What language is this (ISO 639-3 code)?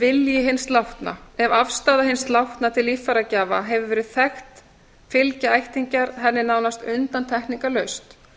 isl